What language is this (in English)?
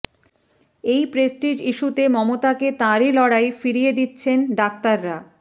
Bangla